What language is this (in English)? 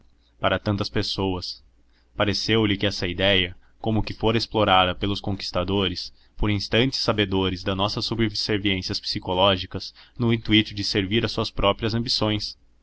Portuguese